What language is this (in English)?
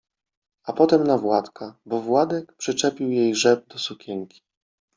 Polish